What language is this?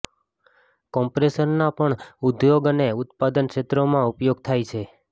Gujarati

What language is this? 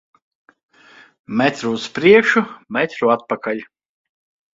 Latvian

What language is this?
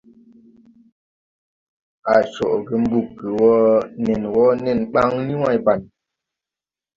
Tupuri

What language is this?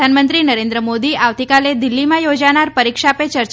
Gujarati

